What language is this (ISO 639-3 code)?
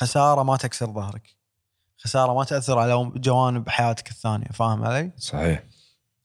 ara